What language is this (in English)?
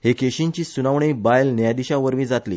Konkani